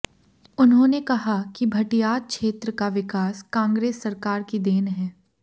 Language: Hindi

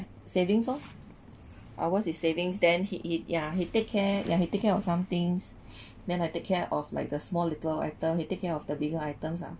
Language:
English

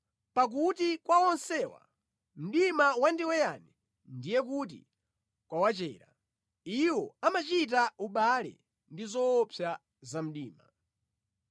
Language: Nyanja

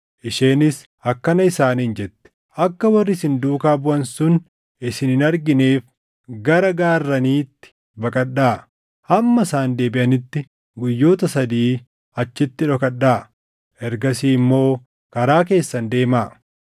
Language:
Oromo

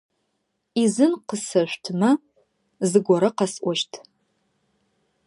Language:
Adyghe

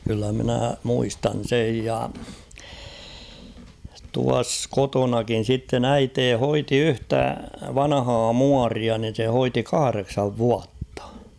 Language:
Finnish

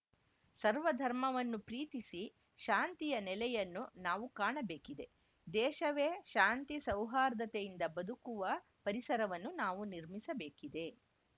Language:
Kannada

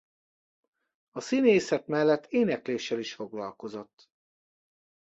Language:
Hungarian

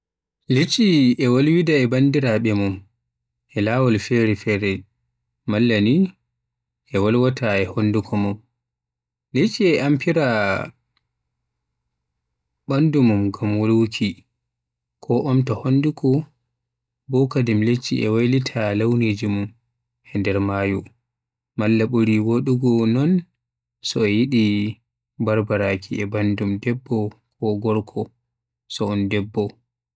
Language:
Western Niger Fulfulde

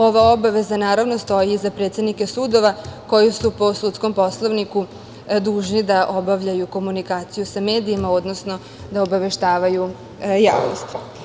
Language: Serbian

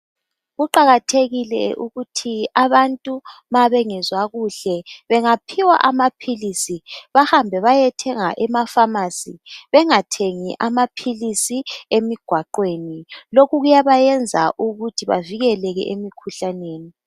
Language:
North Ndebele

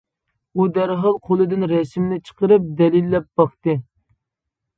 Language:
Uyghur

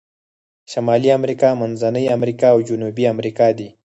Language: Pashto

